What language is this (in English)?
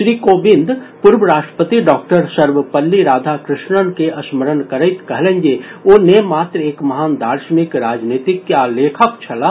Maithili